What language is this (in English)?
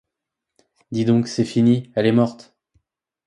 French